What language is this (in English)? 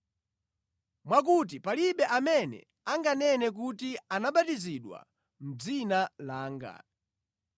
Nyanja